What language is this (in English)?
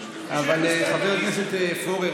Hebrew